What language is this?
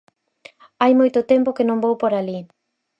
Galician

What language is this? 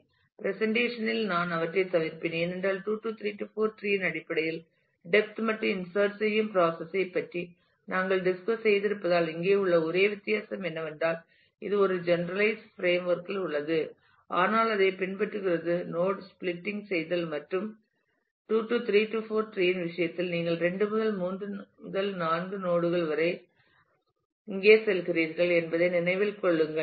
Tamil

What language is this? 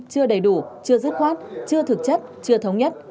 Vietnamese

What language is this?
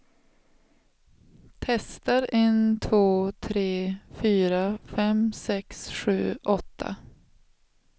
Swedish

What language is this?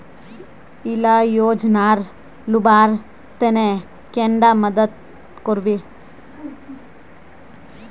Magahi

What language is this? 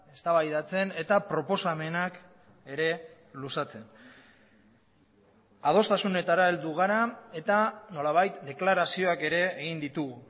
Basque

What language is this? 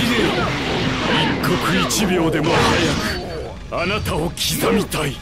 Japanese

